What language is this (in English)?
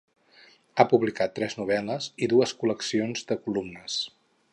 Catalan